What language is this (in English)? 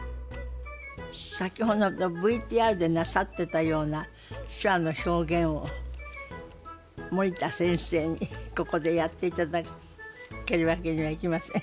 Japanese